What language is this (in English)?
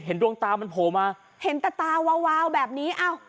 Thai